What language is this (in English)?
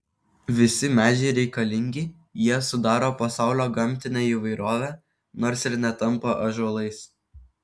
Lithuanian